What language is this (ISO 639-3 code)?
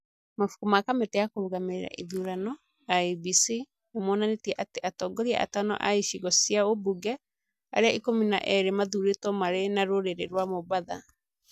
kik